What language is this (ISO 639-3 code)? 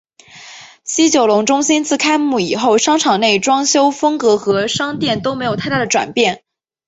zho